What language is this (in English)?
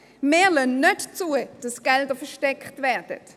Swiss German